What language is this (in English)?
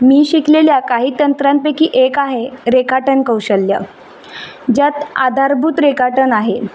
Marathi